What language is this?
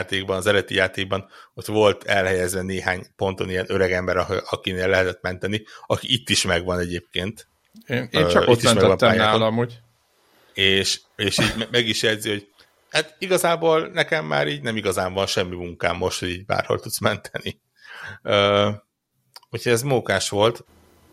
Hungarian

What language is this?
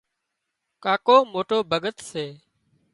Wadiyara Koli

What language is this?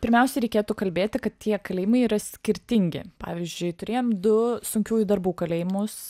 Lithuanian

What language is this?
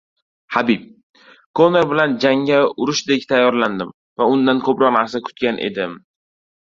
Uzbek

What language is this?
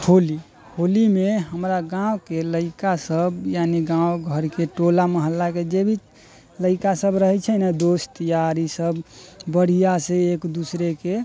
Maithili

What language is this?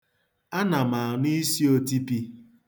Igbo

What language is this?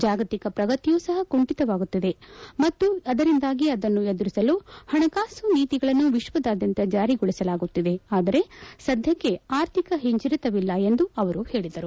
Kannada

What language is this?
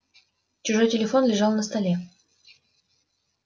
Russian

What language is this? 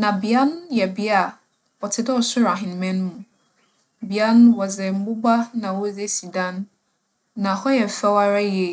Akan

